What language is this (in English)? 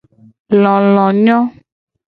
Gen